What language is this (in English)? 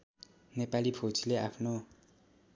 Nepali